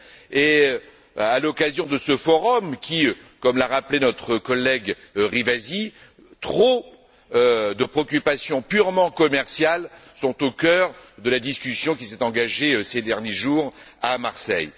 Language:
French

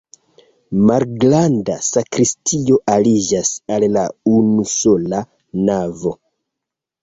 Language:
Esperanto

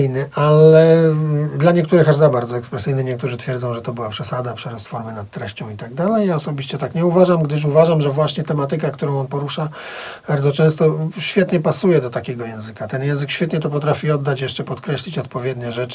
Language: Polish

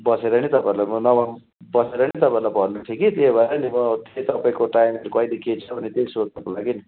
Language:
Nepali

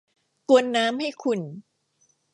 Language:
Thai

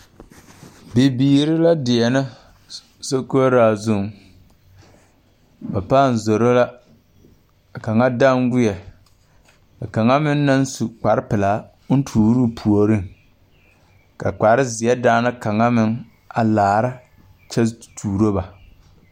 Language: Southern Dagaare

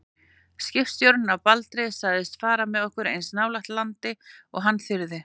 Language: Icelandic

